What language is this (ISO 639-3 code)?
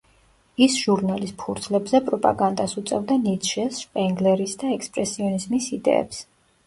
kat